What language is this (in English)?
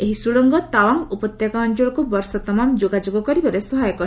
Odia